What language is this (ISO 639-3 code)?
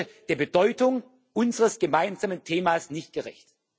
deu